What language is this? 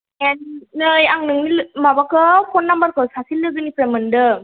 Bodo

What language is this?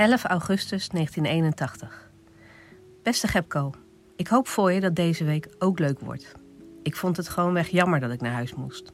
Dutch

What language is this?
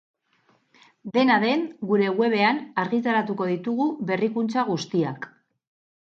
Basque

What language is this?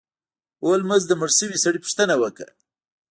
Pashto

